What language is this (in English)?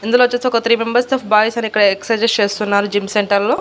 Telugu